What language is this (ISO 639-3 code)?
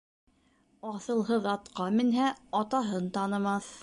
bak